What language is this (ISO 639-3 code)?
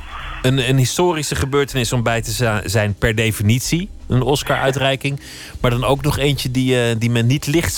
nld